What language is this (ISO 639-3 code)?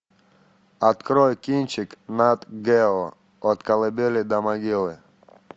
rus